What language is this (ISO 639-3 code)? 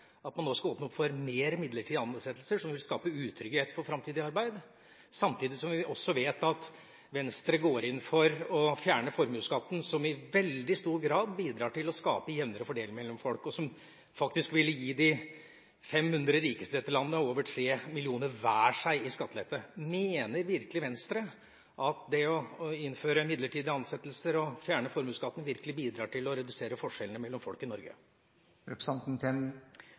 nob